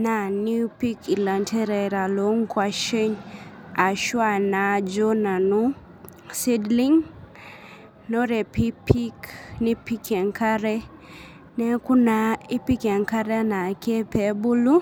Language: Masai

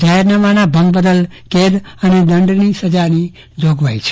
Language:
Gujarati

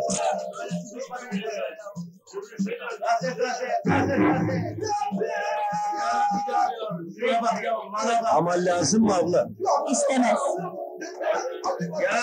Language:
Turkish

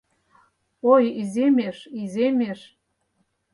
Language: Mari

